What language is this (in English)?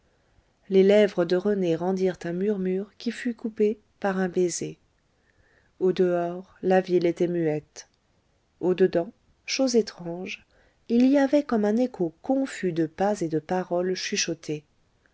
French